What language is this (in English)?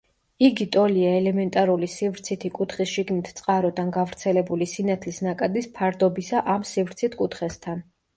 Georgian